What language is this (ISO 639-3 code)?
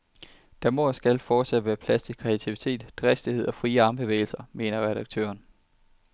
dan